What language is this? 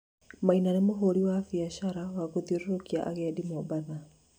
Kikuyu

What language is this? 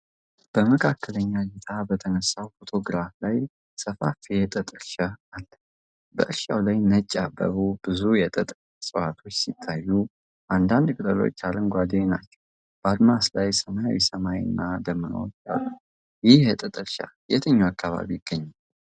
Amharic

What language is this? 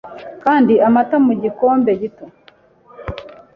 Kinyarwanda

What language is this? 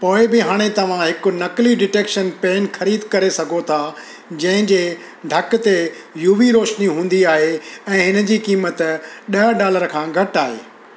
Sindhi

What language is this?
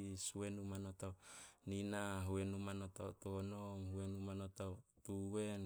Solos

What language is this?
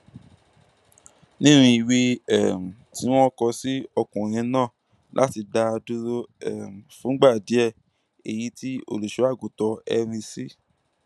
Yoruba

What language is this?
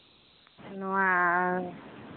Santali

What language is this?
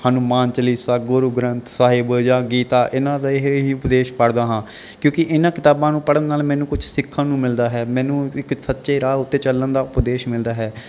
Punjabi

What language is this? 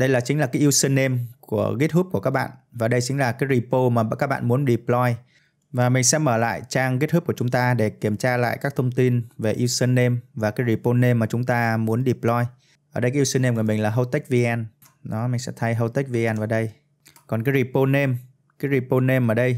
Vietnamese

